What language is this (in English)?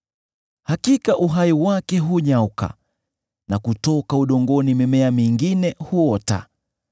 Swahili